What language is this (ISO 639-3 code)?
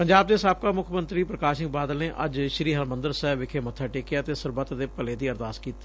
pan